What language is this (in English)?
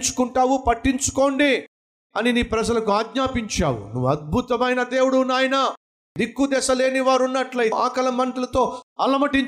Telugu